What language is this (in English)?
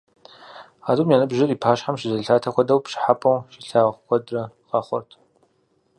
Kabardian